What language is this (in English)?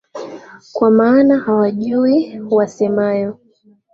Swahili